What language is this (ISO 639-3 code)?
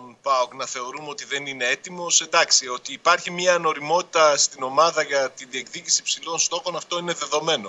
ell